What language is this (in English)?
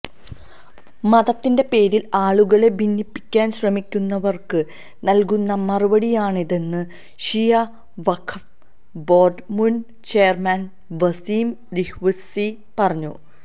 Malayalam